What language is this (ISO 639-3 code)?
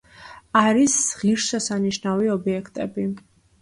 kat